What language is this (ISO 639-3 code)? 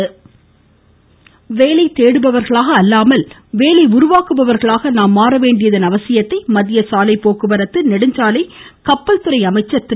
tam